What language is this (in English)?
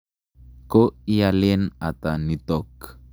Kalenjin